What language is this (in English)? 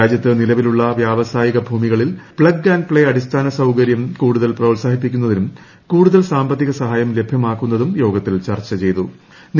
Malayalam